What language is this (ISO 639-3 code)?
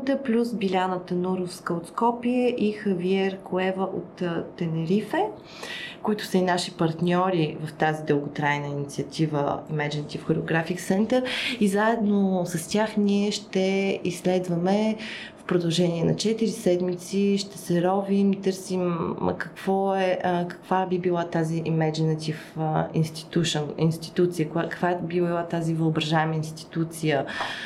bul